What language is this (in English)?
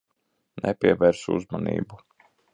Latvian